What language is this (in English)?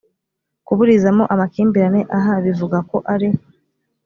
Kinyarwanda